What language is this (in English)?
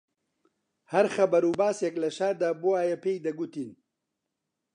Central Kurdish